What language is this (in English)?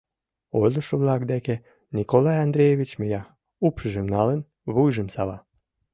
Mari